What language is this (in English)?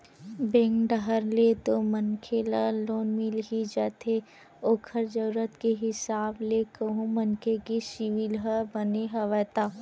Chhattisgarhi